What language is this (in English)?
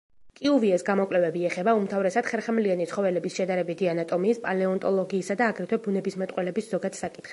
Georgian